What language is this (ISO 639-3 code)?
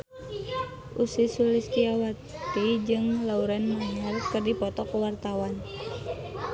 sun